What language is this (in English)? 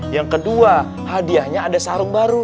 Indonesian